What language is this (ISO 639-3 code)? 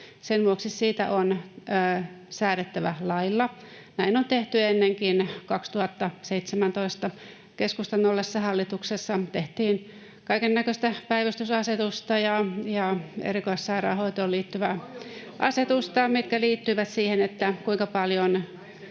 fin